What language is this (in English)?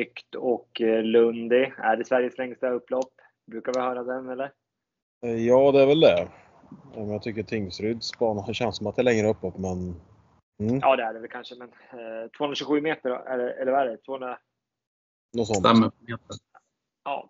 Swedish